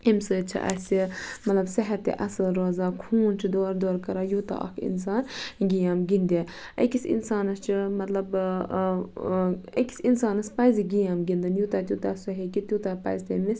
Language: Kashmiri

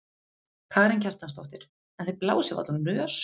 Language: Icelandic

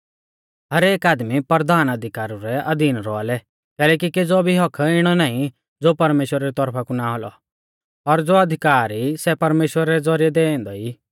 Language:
Mahasu Pahari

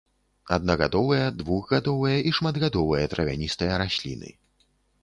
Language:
Belarusian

